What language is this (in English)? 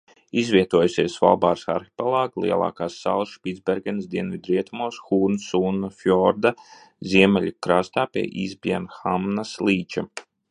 Latvian